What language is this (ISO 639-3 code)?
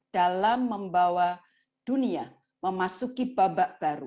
ind